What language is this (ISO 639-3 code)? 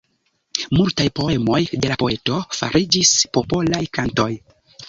epo